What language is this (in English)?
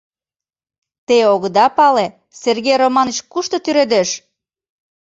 Mari